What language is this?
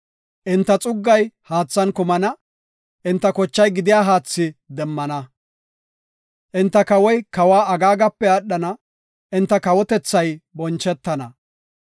Gofa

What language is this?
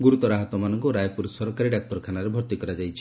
Odia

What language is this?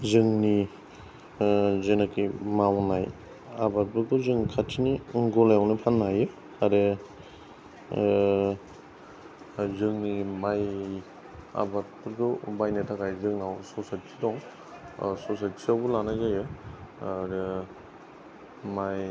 Bodo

